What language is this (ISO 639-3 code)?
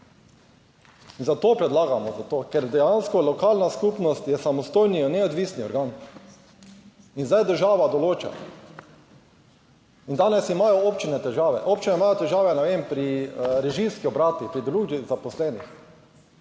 slv